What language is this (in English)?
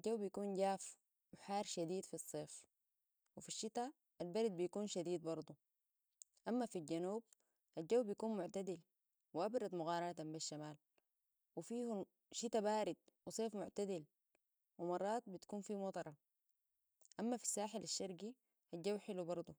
Sudanese Arabic